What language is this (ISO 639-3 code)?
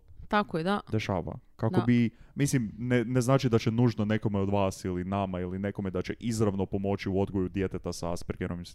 hrv